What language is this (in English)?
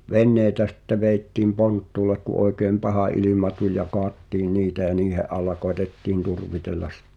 Finnish